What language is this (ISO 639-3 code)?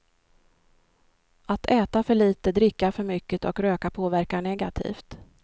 swe